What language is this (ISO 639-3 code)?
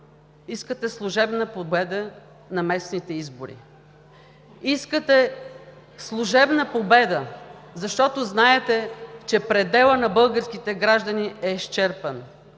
bul